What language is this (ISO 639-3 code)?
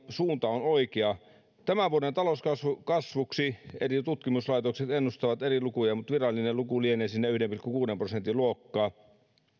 fin